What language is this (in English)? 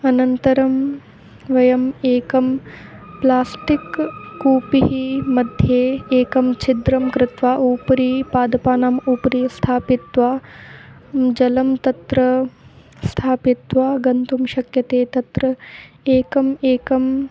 Sanskrit